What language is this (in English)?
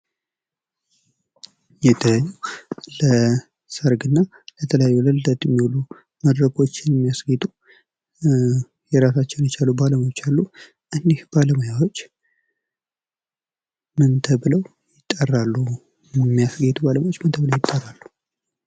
Amharic